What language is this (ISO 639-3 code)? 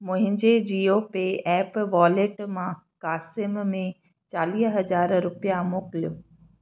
snd